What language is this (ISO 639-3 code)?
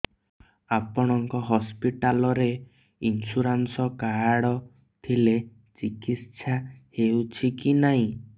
ori